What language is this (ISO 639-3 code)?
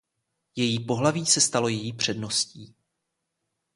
ces